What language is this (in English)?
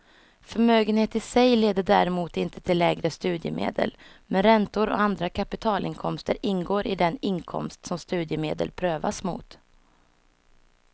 Swedish